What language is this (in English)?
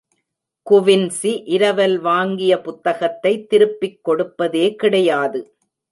Tamil